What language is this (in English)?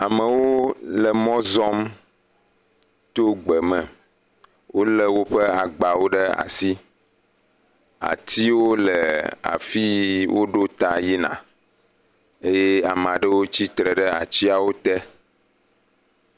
Ewe